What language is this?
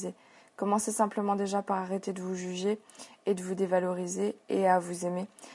French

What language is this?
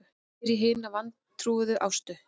Icelandic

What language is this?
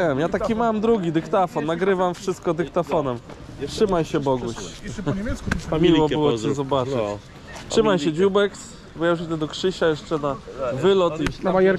Polish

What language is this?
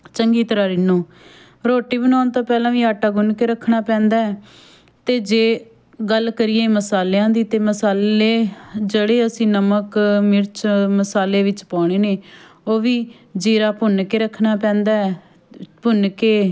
Punjabi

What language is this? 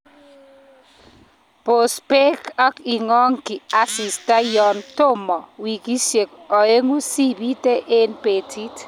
Kalenjin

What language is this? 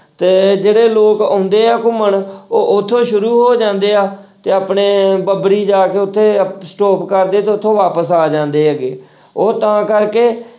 Punjabi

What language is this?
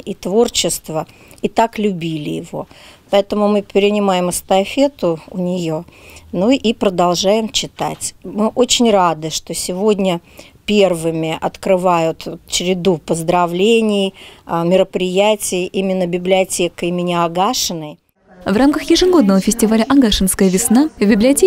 Russian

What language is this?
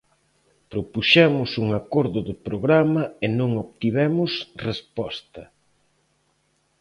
Galician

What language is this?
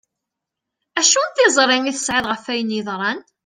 Kabyle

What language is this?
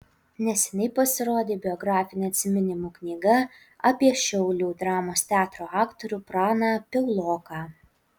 Lithuanian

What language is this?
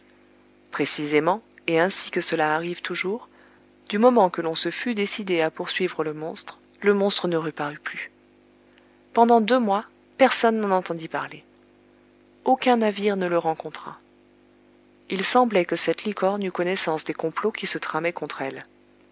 French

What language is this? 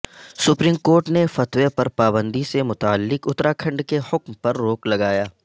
Urdu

